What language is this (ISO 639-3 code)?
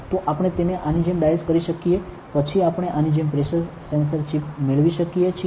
guj